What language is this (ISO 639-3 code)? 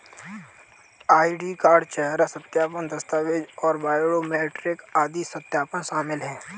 hin